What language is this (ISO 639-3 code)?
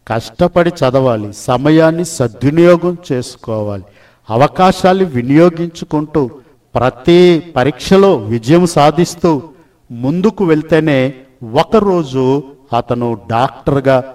tel